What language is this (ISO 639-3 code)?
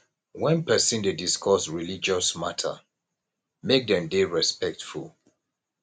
pcm